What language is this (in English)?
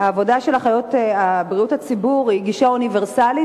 Hebrew